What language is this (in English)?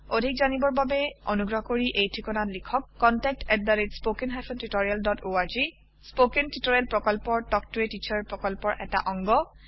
Assamese